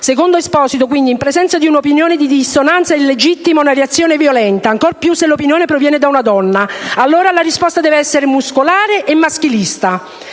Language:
Italian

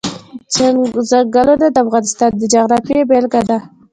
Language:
Pashto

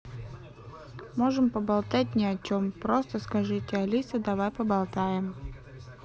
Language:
Russian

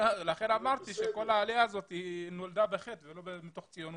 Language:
Hebrew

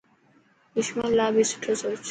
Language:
Dhatki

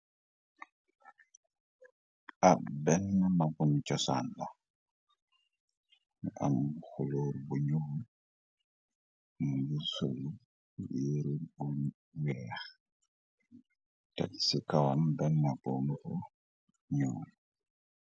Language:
Wolof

